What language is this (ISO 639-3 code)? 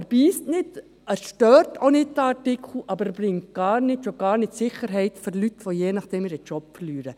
gsw